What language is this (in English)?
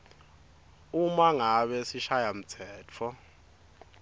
Swati